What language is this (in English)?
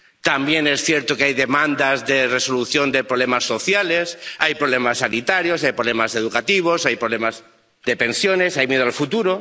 Spanish